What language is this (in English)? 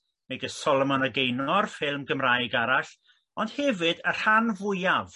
Welsh